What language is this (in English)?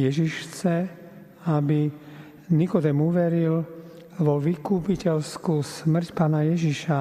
Slovak